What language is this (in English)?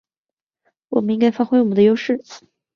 Chinese